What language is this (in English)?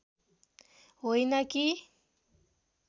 Nepali